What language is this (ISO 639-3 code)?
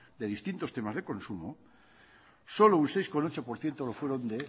spa